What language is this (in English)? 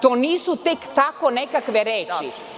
Serbian